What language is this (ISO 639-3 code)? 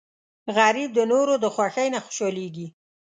pus